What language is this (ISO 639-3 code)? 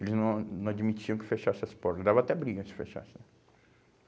por